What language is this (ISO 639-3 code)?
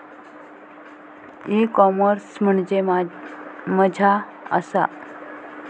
mar